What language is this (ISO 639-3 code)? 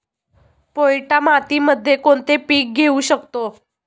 mar